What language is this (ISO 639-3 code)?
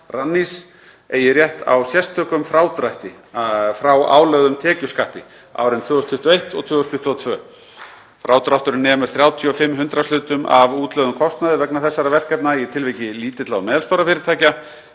isl